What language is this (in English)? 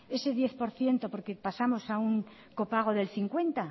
Spanish